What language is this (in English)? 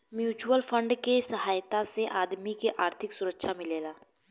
Bhojpuri